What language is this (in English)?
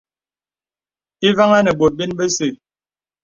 Bebele